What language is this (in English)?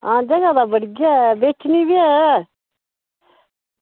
Dogri